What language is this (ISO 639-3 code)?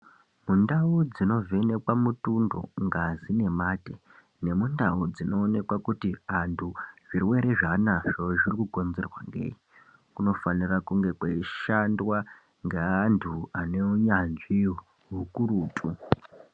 ndc